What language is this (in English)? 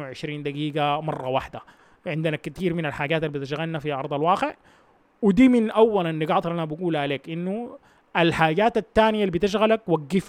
Arabic